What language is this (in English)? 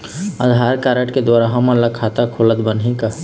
Chhattisgarhi